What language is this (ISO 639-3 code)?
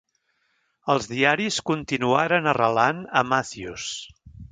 cat